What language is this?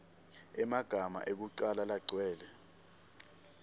Swati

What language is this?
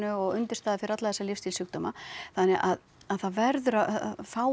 Icelandic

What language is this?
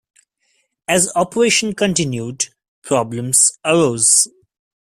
English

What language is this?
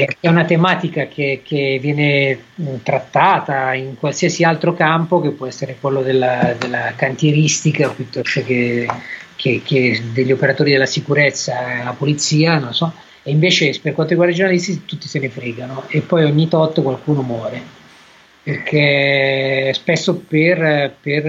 Italian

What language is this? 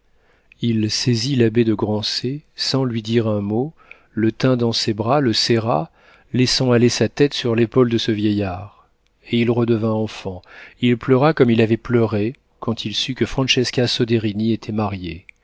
French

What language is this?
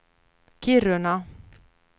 Swedish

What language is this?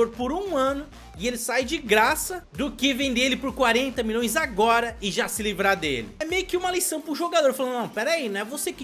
Portuguese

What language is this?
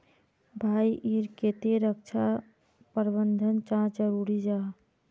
Magahi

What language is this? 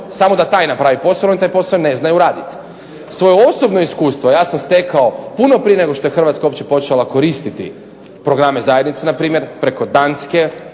Croatian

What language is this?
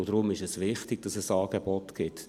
Swiss German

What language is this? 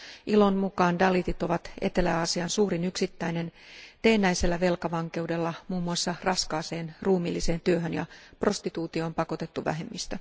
Finnish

